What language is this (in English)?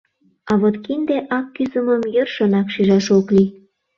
Mari